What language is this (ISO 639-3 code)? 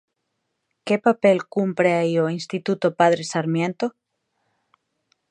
glg